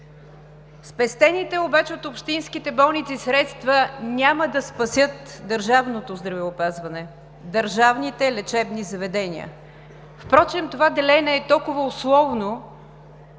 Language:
Bulgarian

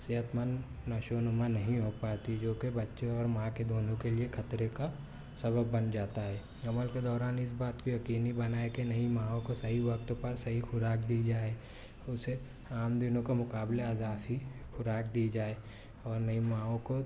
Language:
Urdu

